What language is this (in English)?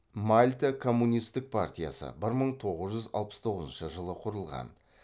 Kazakh